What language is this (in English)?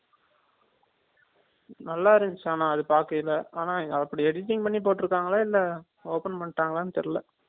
Tamil